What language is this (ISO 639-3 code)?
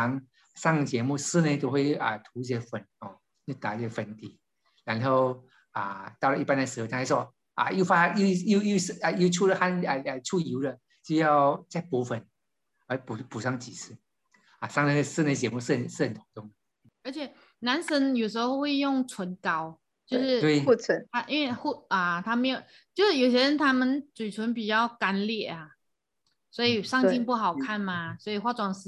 zho